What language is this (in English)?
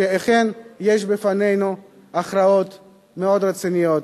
Hebrew